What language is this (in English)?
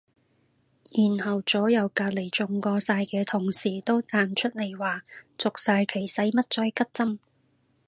Cantonese